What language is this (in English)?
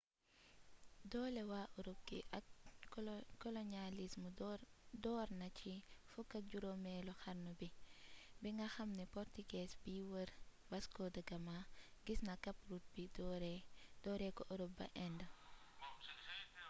Wolof